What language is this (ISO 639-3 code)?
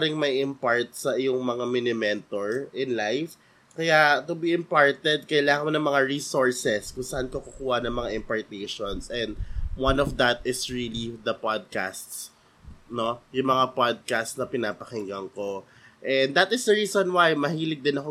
fil